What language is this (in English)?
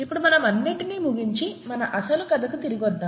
Telugu